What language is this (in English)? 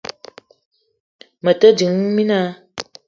Eton (Cameroon)